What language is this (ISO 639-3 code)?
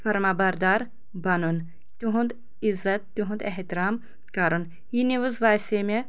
kas